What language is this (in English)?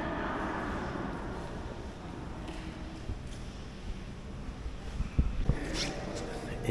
Turkish